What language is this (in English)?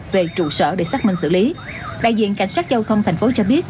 Vietnamese